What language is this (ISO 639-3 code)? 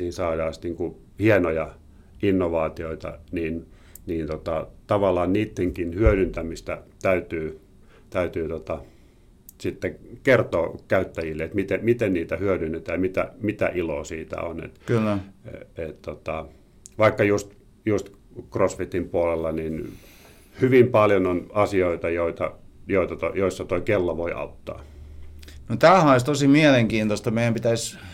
fin